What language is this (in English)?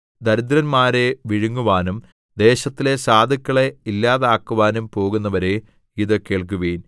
Malayalam